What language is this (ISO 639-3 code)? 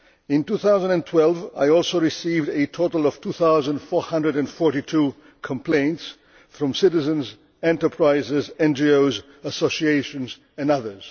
eng